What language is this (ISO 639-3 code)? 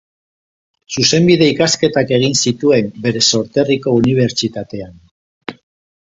eus